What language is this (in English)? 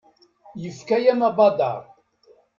Kabyle